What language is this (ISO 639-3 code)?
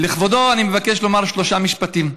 heb